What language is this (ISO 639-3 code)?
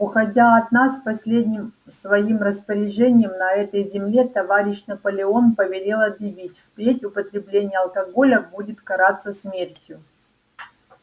rus